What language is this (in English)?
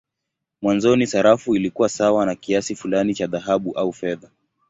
Swahili